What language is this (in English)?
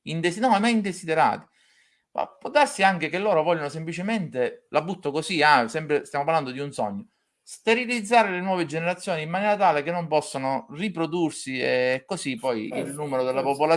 Italian